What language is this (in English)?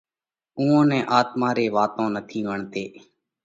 Parkari Koli